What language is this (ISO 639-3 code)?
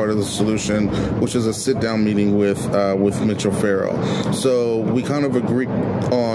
eng